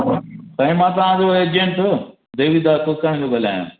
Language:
Sindhi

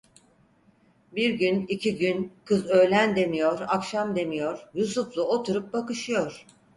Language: Turkish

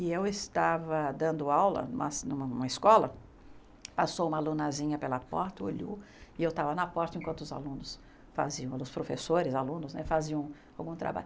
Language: Portuguese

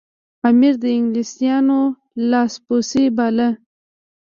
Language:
Pashto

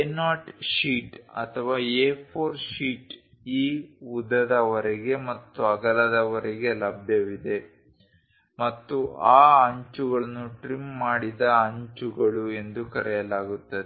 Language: Kannada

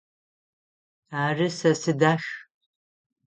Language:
Adyghe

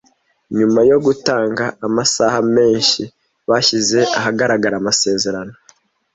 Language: Kinyarwanda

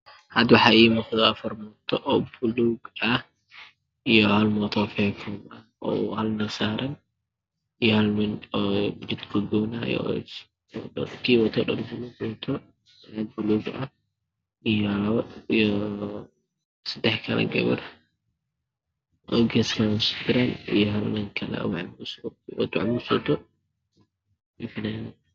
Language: Somali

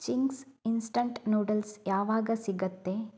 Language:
Kannada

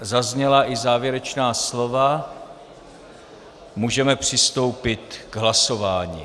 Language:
Czech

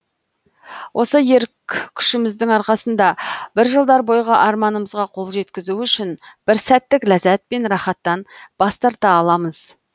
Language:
Kazakh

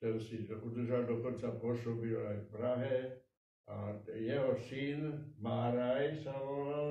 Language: Czech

